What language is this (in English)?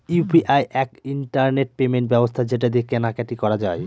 Bangla